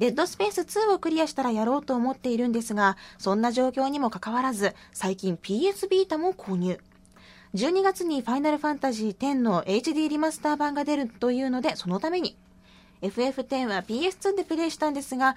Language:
Japanese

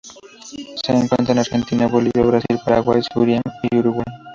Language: Spanish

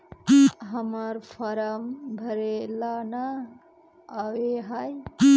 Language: Magahi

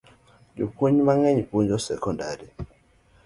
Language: Luo (Kenya and Tanzania)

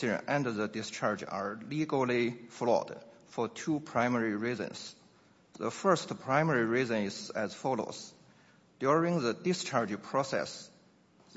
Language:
English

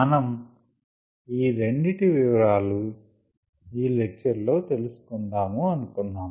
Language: Telugu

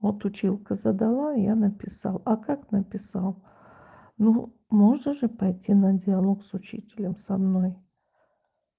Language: Russian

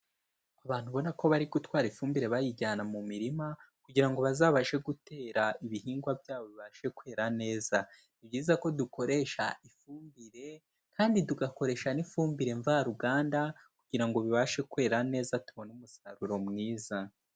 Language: Kinyarwanda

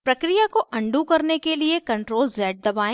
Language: Hindi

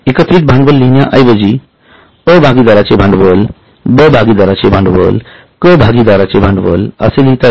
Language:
Marathi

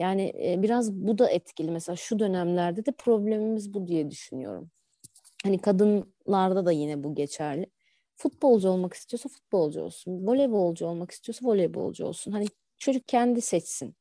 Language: Turkish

